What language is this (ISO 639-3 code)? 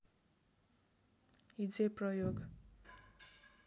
nep